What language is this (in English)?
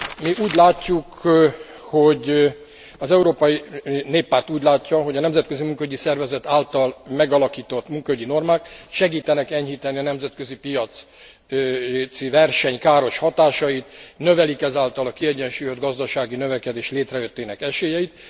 Hungarian